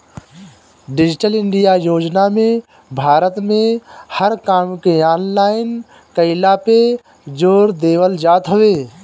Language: Bhojpuri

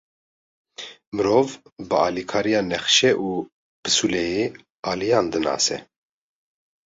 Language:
Kurdish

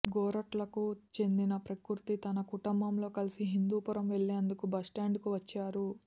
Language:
Telugu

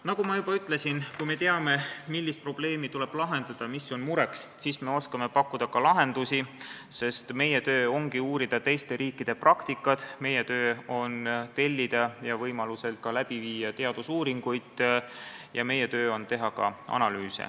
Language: Estonian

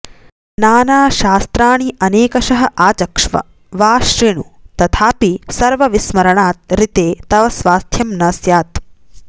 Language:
Sanskrit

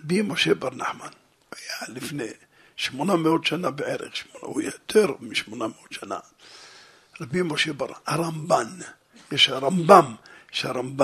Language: Hebrew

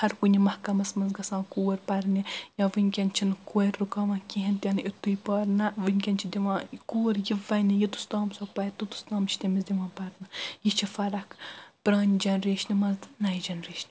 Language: Kashmiri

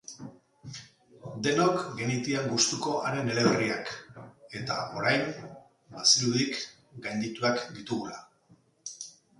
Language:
Basque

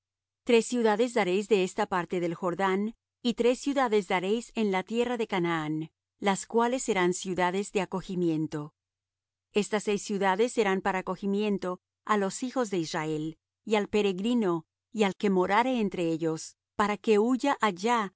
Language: Spanish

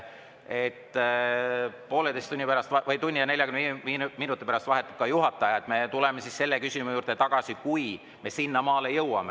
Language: Estonian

